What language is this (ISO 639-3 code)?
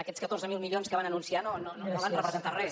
cat